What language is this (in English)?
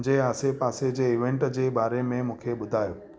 Sindhi